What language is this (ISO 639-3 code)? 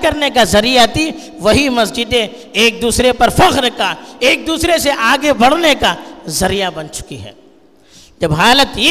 urd